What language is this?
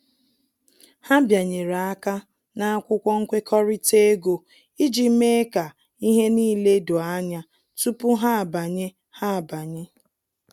Igbo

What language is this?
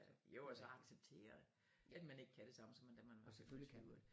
Danish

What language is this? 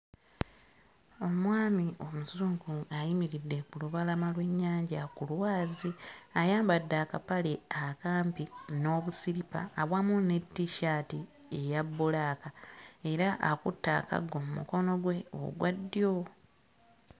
Ganda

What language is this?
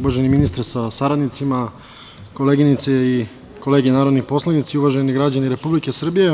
Serbian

